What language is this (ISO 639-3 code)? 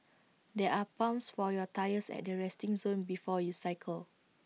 eng